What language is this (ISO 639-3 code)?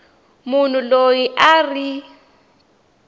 tso